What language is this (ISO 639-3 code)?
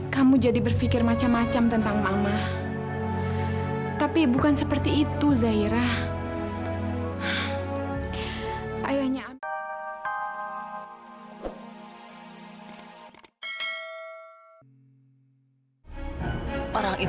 ind